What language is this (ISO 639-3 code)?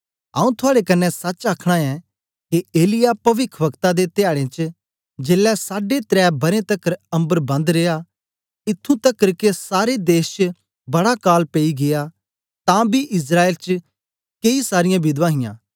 doi